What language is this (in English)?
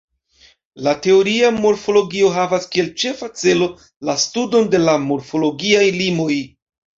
Esperanto